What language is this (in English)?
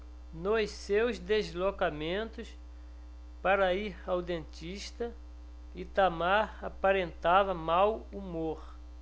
Portuguese